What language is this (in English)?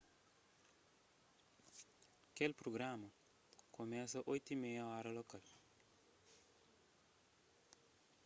Kabuverdianu